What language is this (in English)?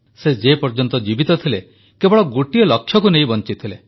Odia